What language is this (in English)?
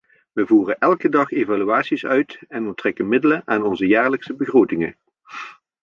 Dutch